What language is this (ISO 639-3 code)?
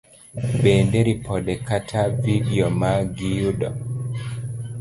luo